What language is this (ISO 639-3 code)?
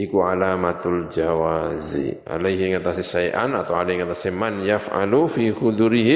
ind